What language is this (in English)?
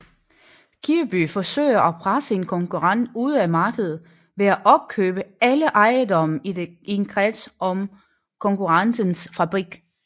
Danish